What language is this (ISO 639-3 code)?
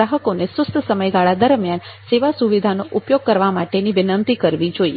guj